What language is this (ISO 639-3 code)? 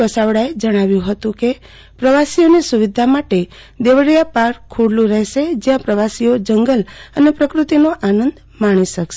guj